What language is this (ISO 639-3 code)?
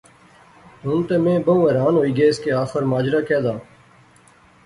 phr